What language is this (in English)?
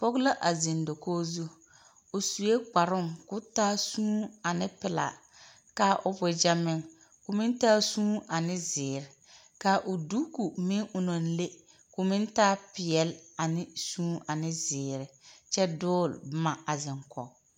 Southern Dagaare